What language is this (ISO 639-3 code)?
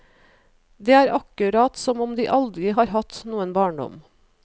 nor